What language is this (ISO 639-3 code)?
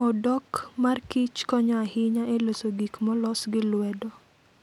luo